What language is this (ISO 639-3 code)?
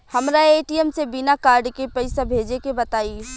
bho